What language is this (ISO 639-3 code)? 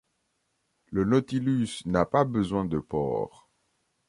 fra